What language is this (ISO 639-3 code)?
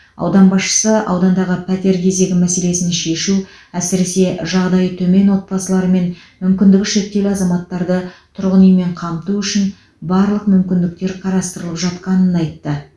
kaz